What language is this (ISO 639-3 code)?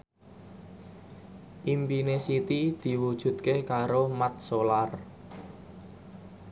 jav